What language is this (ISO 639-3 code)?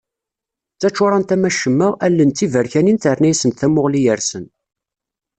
kab